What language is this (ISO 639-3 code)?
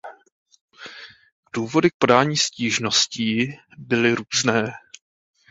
ces